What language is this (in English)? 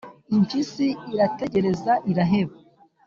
Kinyarwanda